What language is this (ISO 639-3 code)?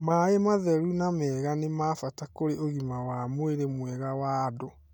kik